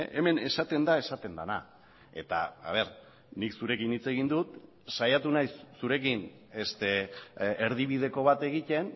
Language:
Basque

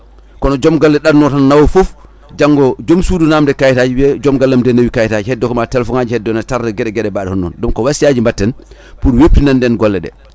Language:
Fula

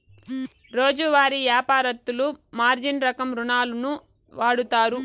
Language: Telugu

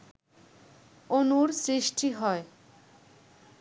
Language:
Bangla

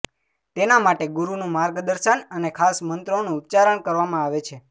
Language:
Gujarati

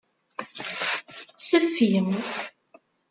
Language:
Kabyle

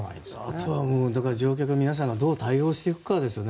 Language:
Japanese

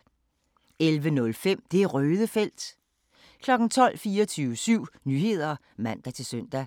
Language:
Danish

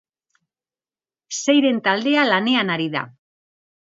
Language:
Basque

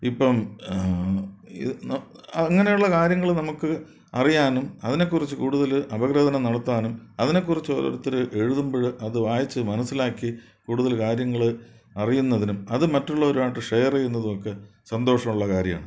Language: Malayalam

